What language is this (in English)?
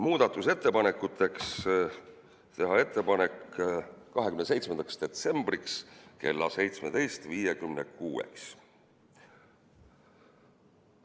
Estonian